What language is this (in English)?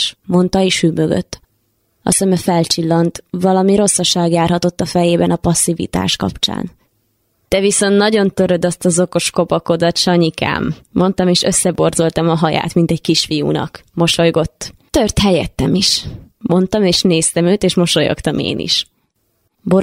Hungarian